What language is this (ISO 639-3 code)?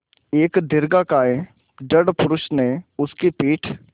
hin